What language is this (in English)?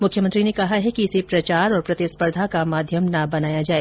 Hindi